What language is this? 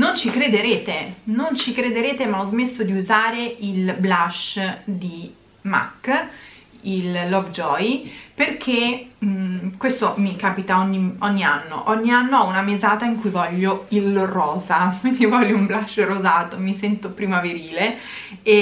Italian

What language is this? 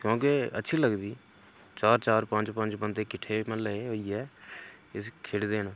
Dogri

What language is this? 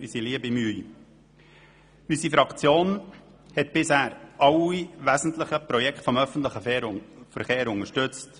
Swiss German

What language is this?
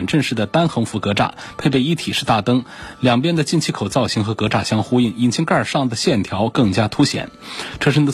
Chinese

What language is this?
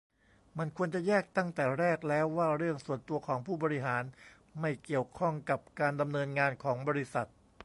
Thai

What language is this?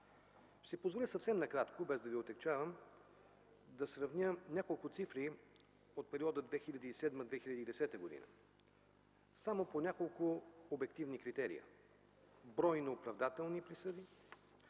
Bulgarian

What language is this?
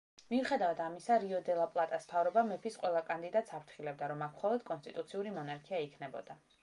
Georgian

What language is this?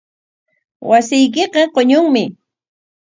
Corongo Ancash Quechua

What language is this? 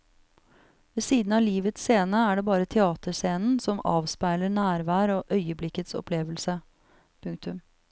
Norwegian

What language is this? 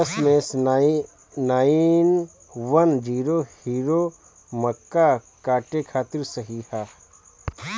Bhojpuri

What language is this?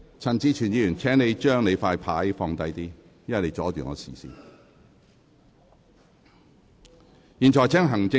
Cantonese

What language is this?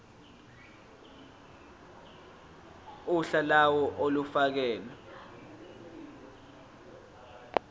Zulu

